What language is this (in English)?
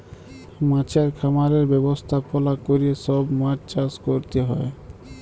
Bangla